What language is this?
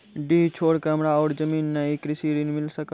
Maithili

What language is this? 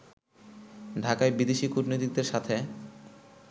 Bangla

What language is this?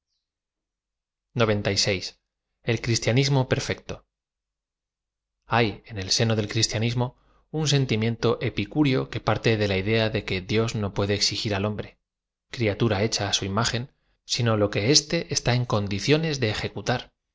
Spanish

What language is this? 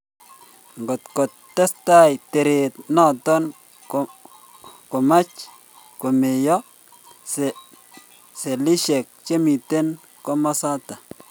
Kalenjin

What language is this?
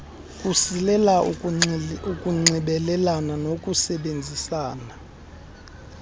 Xhosa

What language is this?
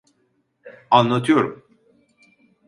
Turkish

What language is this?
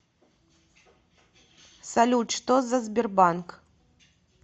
Russian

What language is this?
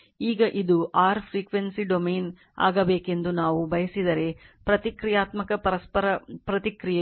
Kannada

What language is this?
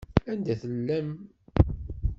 Kabyle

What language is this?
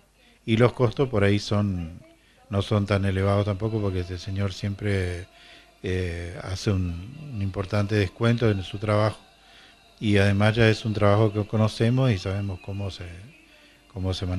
Spanish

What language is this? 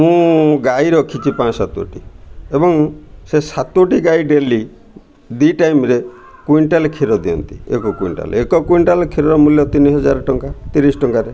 Odia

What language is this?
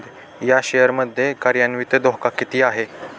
Marathi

